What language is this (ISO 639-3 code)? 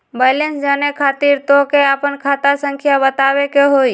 mag